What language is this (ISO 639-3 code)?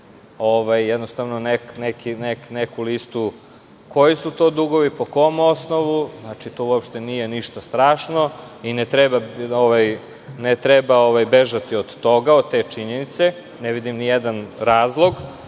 srp